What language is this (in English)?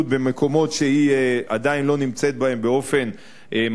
Hebrew